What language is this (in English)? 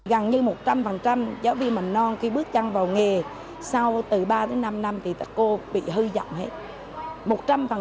Vietnamese